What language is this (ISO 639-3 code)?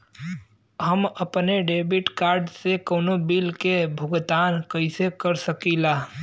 bho